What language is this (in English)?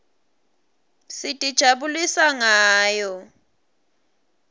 Swati